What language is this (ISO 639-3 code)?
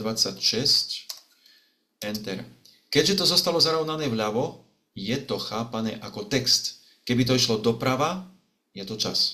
slk